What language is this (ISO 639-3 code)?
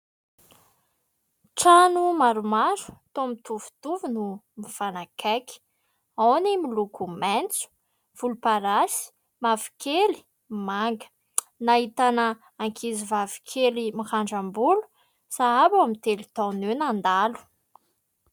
mlg